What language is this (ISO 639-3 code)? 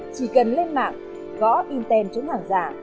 vie